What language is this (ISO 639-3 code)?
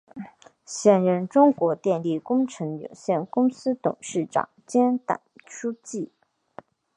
zho